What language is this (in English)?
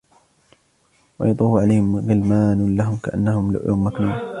Arabic